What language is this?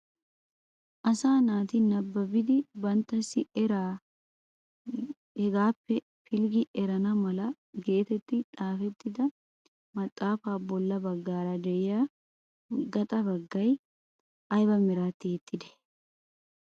Wolaytta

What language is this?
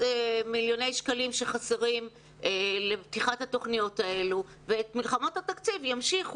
Hebrew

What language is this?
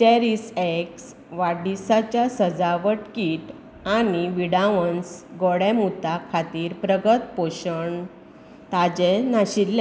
Konkani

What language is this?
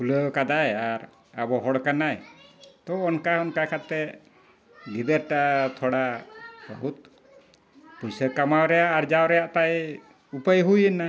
Santali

